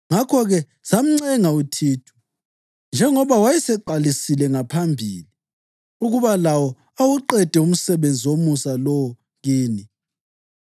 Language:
North Ndebele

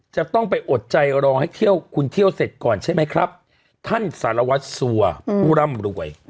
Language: Thai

